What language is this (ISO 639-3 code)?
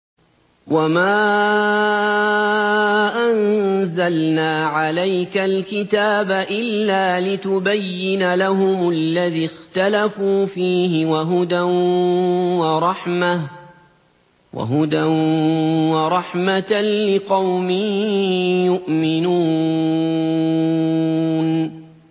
ara